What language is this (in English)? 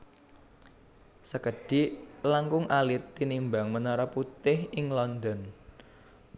Javanese